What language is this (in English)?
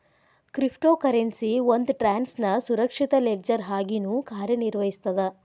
Kannada